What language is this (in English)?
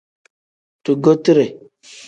Tem